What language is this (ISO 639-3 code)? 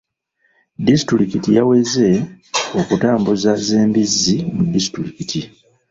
lug